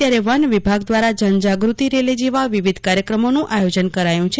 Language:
Gujarati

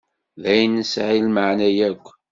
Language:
Kabyle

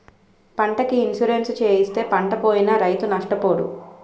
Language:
Telugu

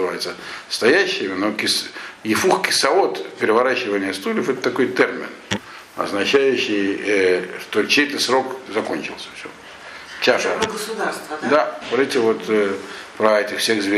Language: Russian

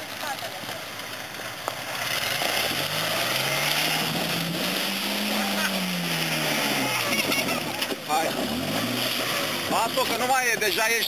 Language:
Romanian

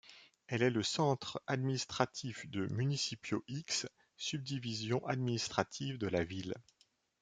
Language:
French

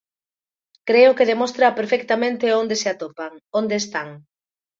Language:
Galician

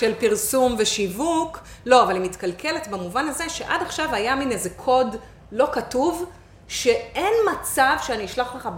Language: Hebrew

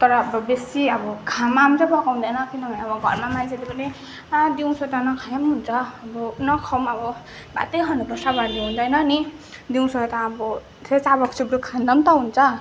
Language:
Nepali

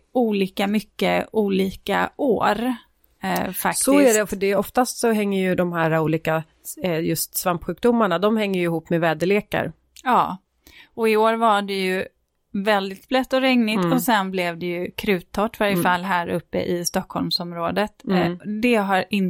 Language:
Swedish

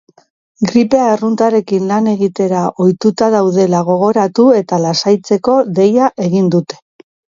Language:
Basque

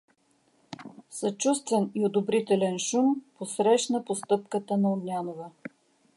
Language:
Bulgarian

